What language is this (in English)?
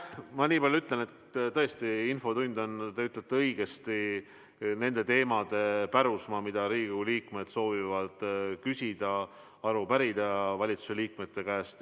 Estonian